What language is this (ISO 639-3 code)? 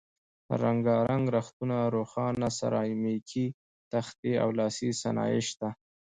pus